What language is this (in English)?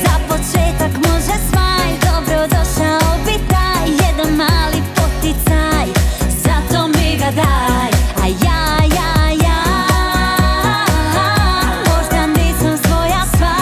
Croatian